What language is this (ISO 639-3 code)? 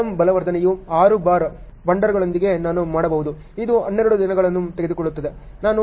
kan